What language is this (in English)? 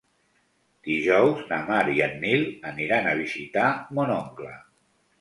Catalan